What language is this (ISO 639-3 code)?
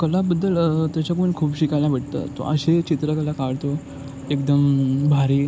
mar